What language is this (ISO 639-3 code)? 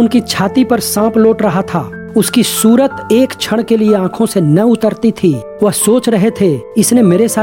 hin